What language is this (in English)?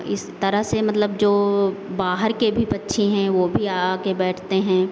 Hindi